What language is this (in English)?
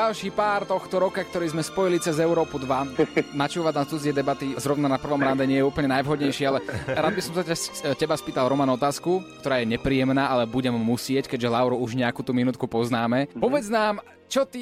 Slovak